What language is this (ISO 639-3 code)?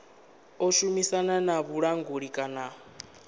ven